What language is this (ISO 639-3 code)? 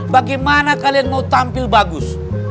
ind